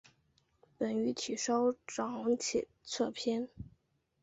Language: Chinese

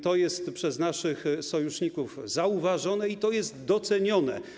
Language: Polish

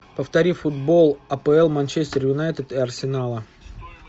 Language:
Russian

